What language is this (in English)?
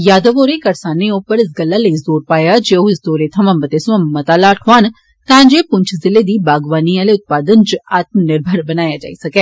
Dogri